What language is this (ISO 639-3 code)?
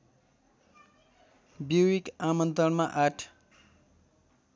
nep